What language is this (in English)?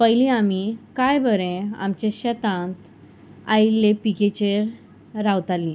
Konkani